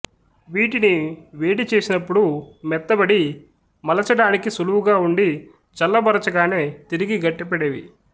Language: Telugu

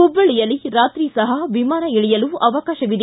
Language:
Kannada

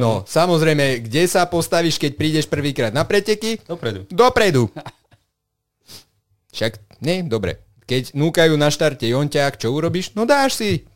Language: Slovak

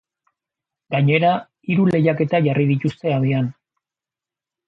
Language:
Basque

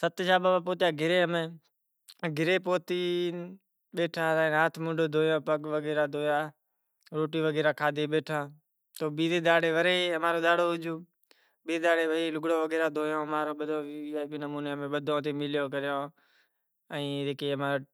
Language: Kachi Koli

